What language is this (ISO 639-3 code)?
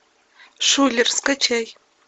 rus